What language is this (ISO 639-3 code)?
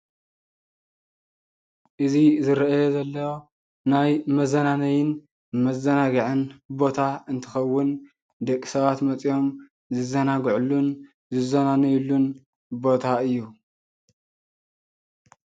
tir